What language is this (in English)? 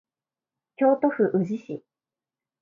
Japanese